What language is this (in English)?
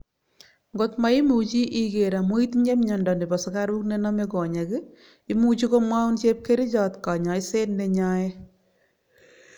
Kalenjin